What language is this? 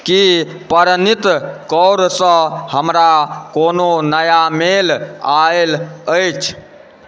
Maithili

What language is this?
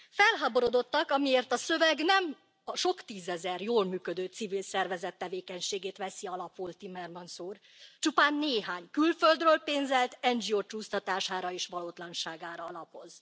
Hungarian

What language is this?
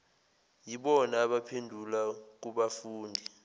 Zulu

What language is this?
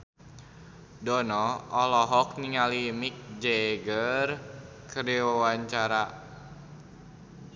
Sundanese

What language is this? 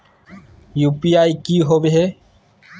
Magahi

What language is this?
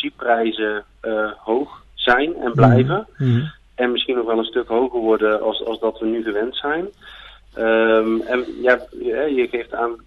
Dutch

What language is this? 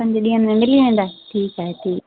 Sindhi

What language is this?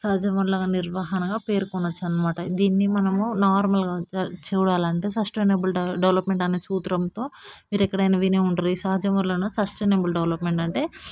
Telugu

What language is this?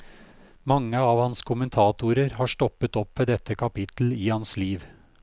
Norwegian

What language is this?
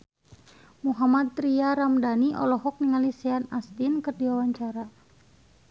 Sundanese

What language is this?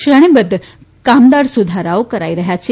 Gujarati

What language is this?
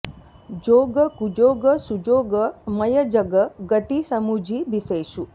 Sanskrit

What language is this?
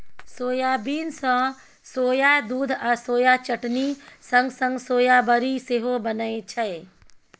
Maithili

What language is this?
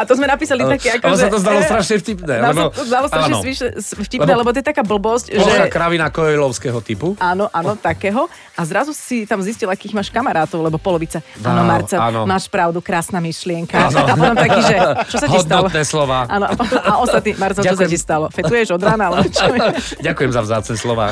Slovak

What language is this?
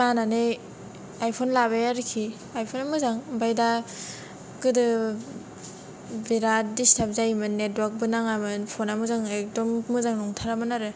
Bodo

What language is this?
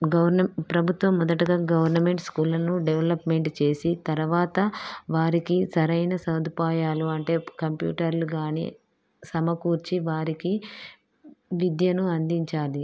Telugu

